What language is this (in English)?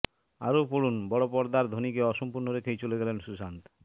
Bangla